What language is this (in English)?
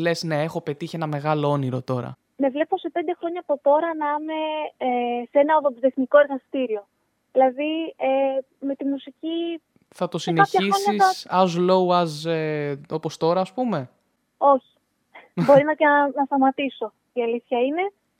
Greek